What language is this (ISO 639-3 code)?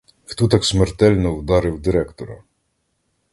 ukr